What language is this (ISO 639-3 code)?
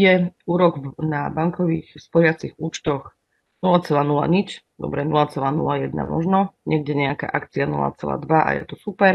slk